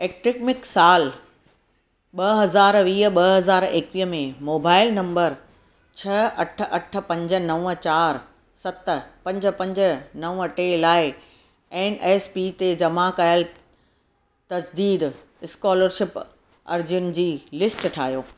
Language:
Sindhi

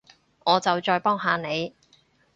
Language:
Cantonese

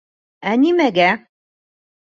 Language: Bashkir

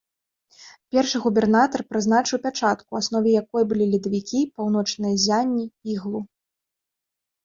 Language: Belarusian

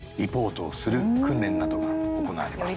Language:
Japanese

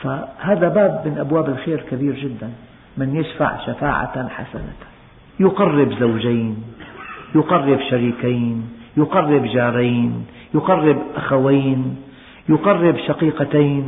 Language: Arabic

